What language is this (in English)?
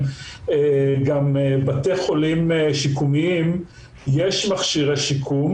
Hebrew